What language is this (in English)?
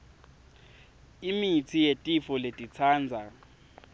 Swati